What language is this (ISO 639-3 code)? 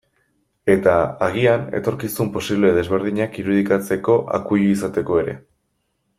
eus